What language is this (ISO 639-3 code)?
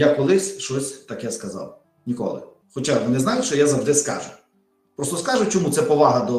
ukr